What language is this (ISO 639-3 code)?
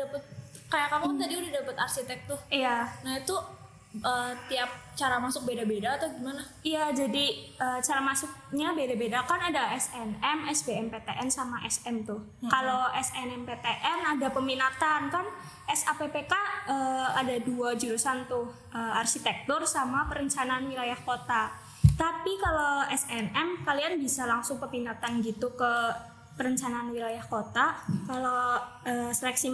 ind